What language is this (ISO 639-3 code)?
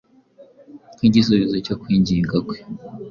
kin